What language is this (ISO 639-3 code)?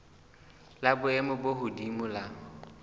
sot